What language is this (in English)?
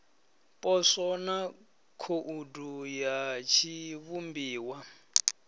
Venda